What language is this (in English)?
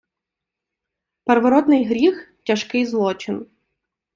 Ukrainian